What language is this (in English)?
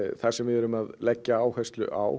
Icelandic